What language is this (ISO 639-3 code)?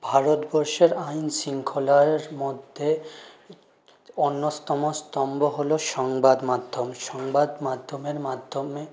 ben